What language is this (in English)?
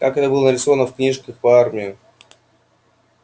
Russian